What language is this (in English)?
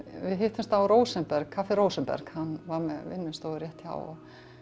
Icelandic